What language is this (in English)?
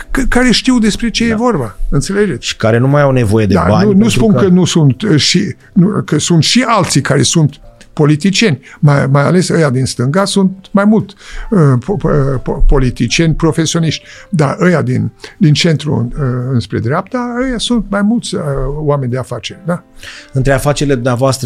Romanian